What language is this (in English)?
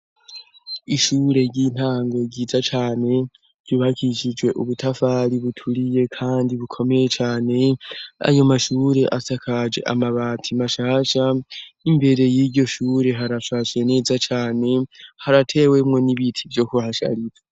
Rundi